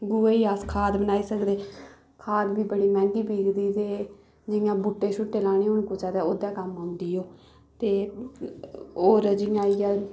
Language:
Dogri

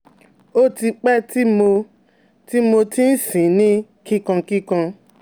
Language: Yoruba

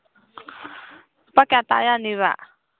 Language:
Manipuri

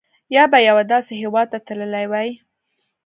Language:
Pashto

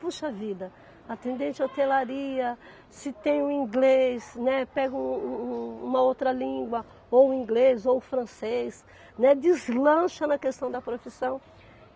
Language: Portuguese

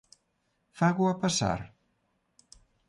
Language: Galician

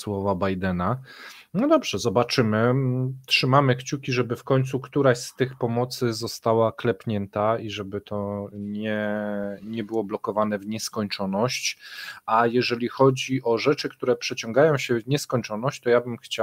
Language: Polish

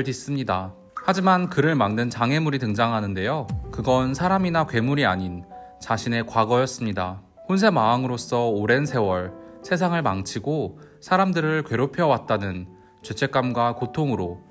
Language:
Korean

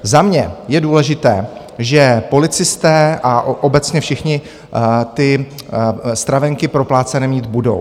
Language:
Czech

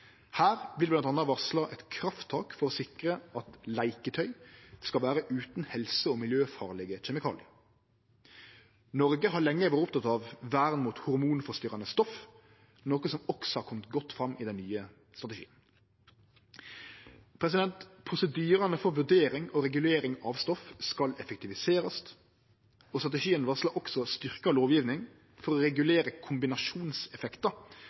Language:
Norwegian Nynorsk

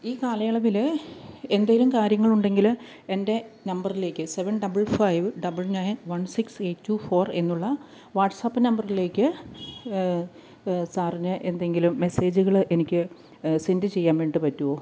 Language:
Malayalam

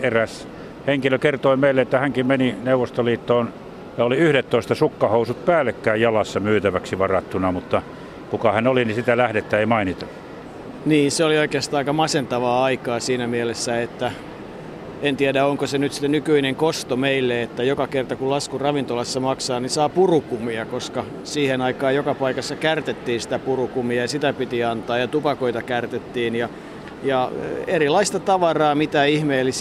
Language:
Finnish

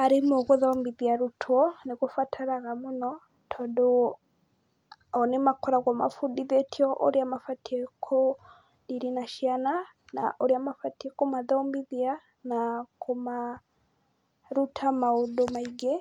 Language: Kikuyu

